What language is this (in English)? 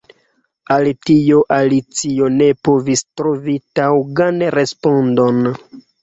Esperanto